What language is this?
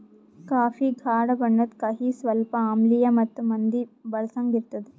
Kannada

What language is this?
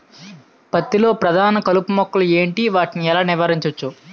Telugu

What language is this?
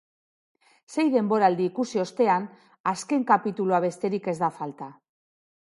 Basque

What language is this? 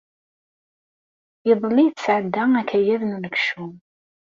Kabyle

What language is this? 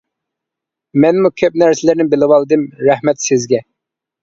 Uyghur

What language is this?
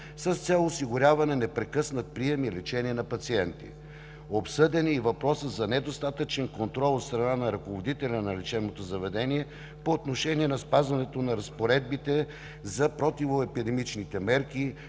Bulgarian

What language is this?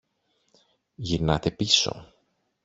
Greek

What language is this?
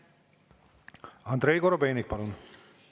Estonian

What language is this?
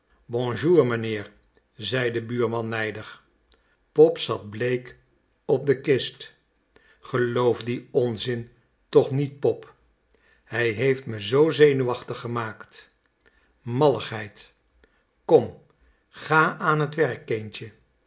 Dutch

